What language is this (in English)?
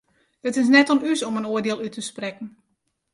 Western Frisian